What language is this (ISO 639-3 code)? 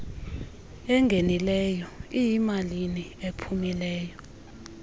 xho